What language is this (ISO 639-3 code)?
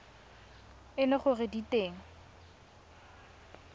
tsn